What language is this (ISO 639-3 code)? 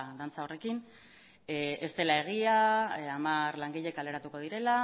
eus